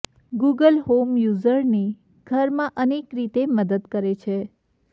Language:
Gujarati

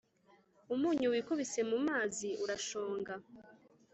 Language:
Kinyarwanda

